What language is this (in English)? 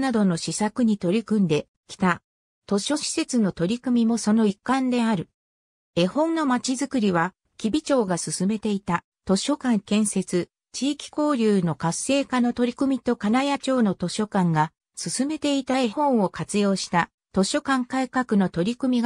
Japanese